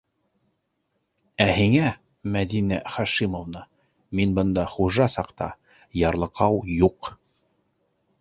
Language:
Bashkir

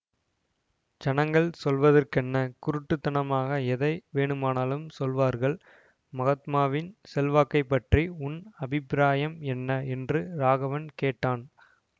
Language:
Tamil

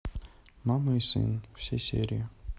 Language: Russian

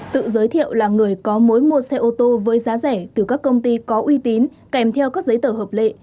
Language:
Vietnamese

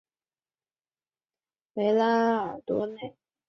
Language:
Chinese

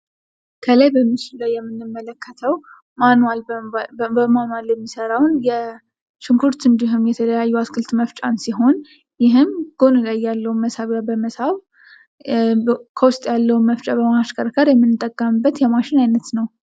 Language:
Amharic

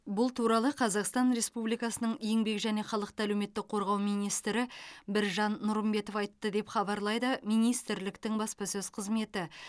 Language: Kazakh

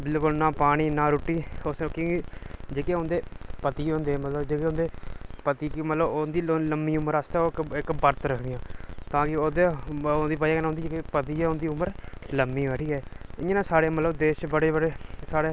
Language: Dogri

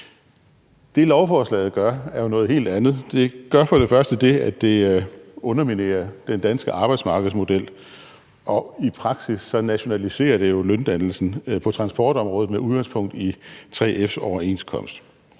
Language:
Danish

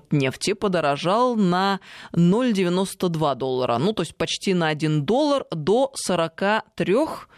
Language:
Russian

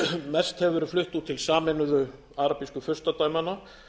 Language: Icelandic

